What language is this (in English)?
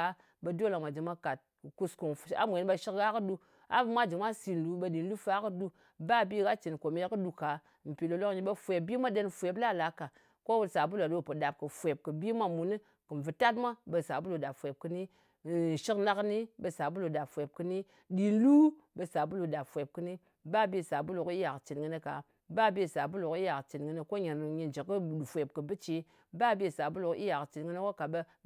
Ngas